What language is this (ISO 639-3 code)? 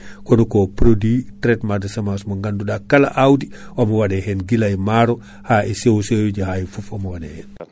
ful